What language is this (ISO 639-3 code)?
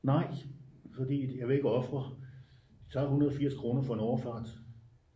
dan